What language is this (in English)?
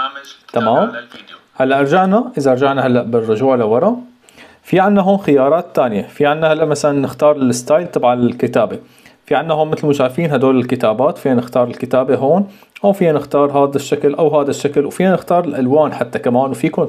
Arabic